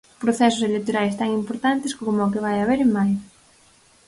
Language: Galician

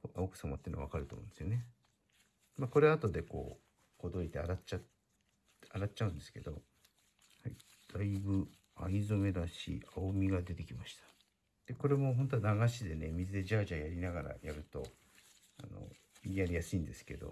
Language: Japanese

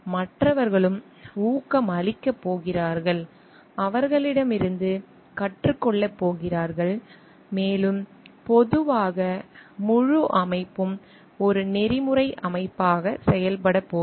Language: Tamil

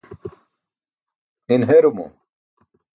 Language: Burushaski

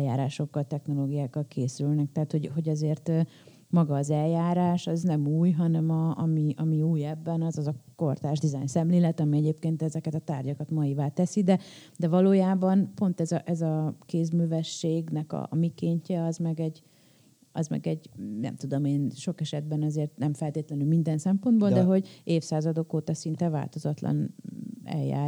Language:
Hungarian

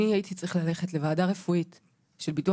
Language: Hebrew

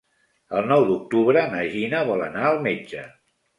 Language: Catalan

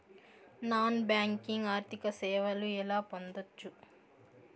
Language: Telugu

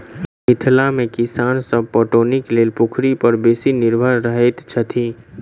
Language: Maithili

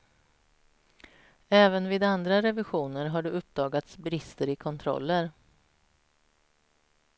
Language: Swedish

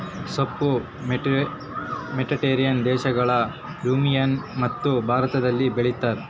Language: Kannada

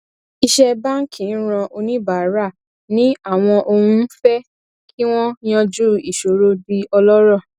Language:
Yoruba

